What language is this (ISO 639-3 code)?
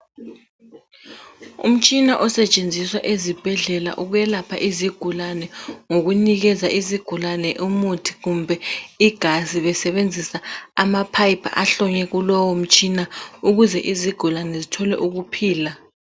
nde